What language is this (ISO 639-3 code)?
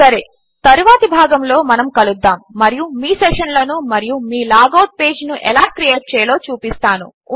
tel